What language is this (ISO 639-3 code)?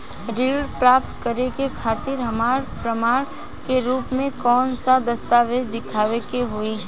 bho